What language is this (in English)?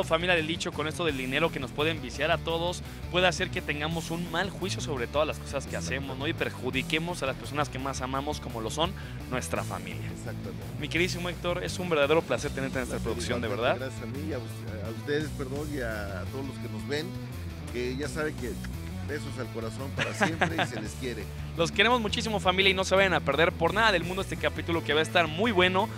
Spanish